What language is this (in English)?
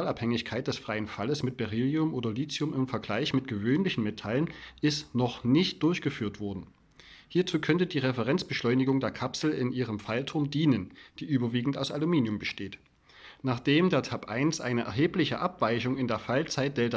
German